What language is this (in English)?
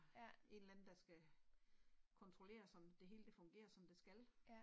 Danish